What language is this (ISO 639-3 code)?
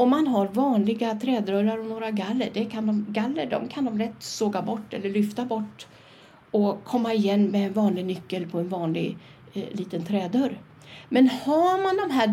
swe